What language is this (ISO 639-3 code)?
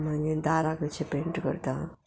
kok